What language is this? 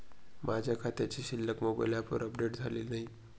Marathi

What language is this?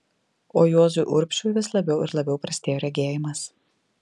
Lithuanian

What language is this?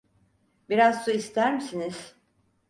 Turkish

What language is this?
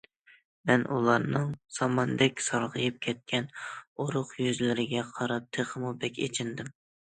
Uyghur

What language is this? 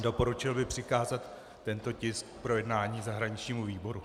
Czech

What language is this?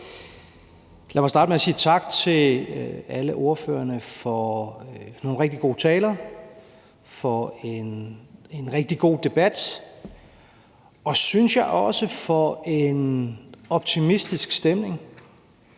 Danish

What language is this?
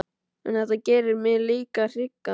Icelandic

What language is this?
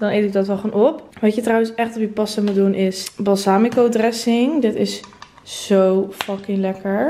Dutch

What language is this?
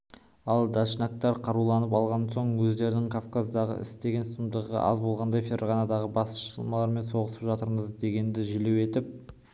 Kazakh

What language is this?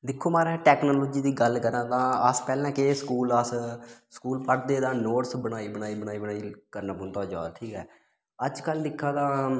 Dogri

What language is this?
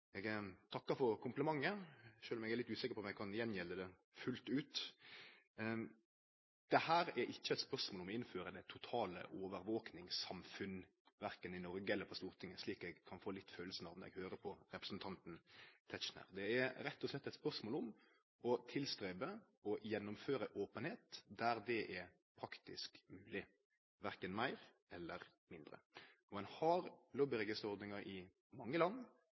Norwegian Nynorsk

